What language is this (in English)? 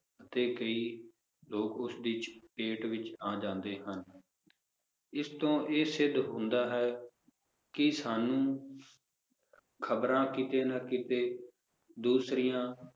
Punjabi